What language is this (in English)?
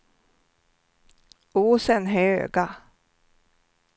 Swedish